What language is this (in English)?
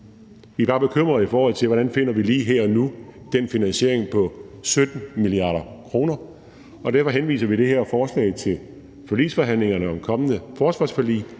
Danish